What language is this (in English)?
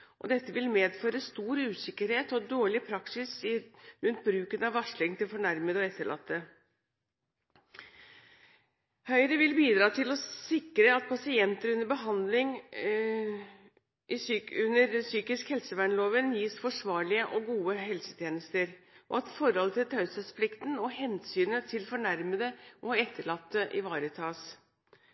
Norwegian Bokmål